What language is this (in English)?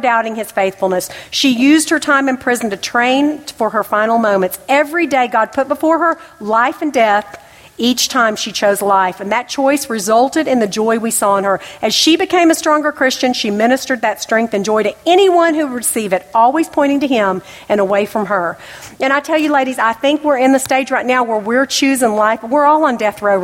English